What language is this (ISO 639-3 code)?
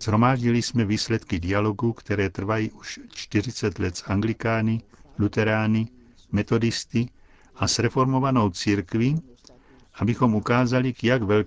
ces